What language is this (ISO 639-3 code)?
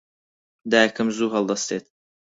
ckb